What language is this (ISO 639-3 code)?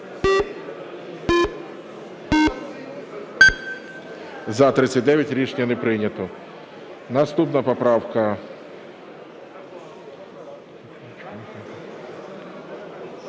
ukr